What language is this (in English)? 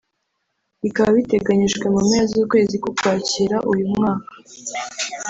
Kinyarwanda